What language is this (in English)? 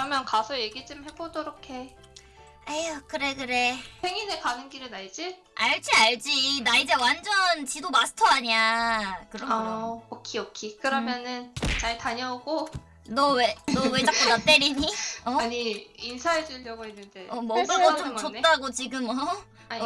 Korean